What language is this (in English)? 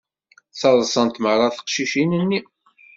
Kabyle